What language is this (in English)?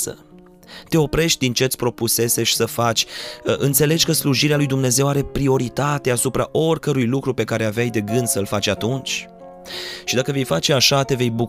Romanian